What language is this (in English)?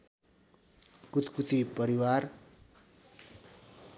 Nepali